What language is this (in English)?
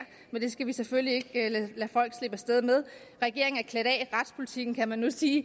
Danish